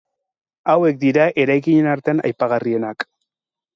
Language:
Basque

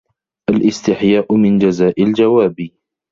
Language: Arabic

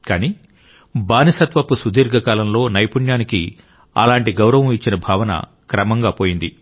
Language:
Telugu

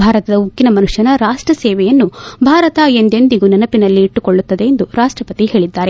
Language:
Kannada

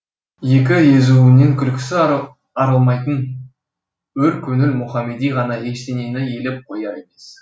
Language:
Kazakh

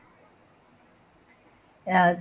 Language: Punjabi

